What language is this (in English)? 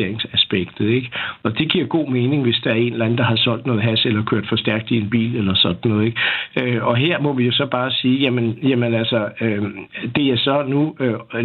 Danish